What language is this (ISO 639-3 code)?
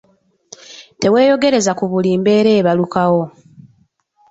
lug